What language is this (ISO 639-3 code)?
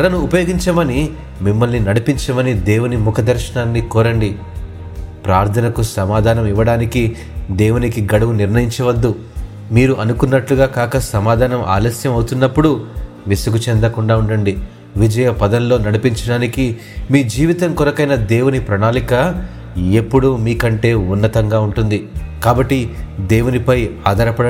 tel